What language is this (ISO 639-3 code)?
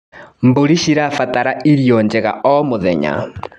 kik